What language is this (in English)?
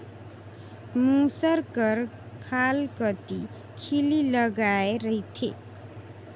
Chhattisgarhi